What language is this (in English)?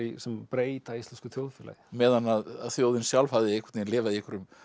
Icelandic